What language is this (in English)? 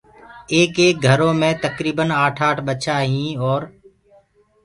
Gurgula